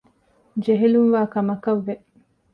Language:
Divehi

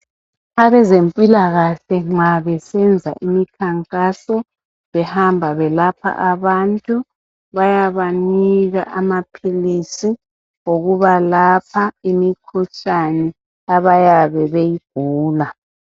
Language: North Ndebele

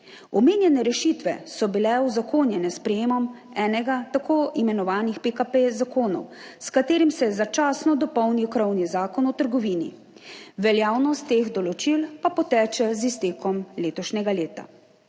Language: Slovenian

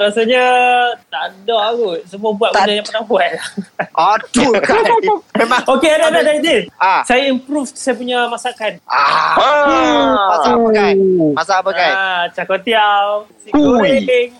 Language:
Malay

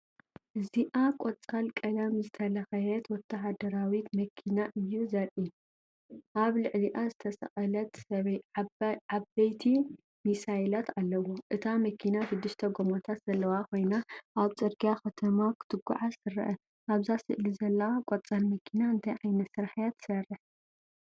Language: Tigrinya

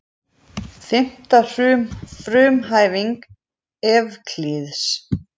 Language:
Icelandic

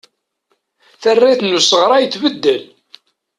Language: Kabyle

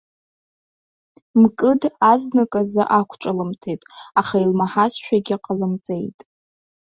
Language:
Abkhazian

